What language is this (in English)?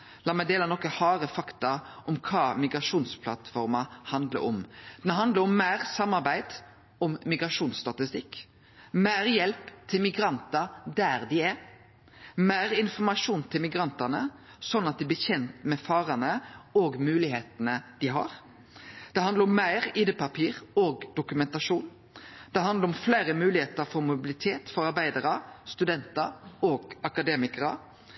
Norwegian Nynorsk